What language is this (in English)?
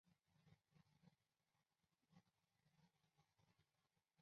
Chinese